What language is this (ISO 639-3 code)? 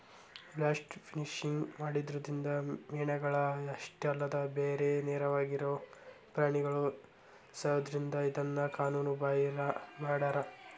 kan